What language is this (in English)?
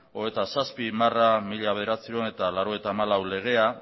Basque